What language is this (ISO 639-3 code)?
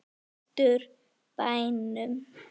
isl